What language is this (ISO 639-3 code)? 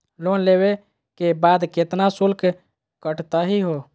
mag